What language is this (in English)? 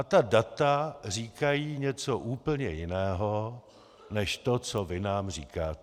Czech